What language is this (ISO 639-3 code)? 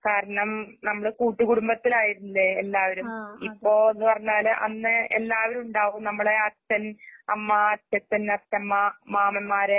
mal